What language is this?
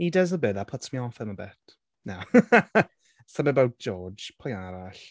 Welsh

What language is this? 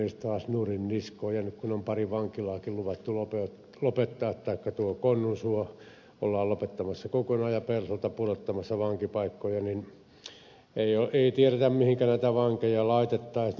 Finnish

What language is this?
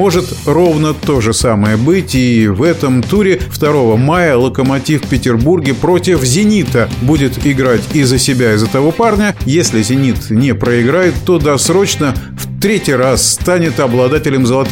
Russian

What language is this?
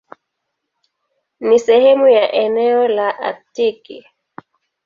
Swahili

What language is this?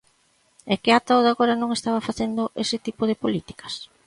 Galician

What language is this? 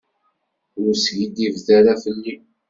Kabyle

